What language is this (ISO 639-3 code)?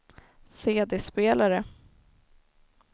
swe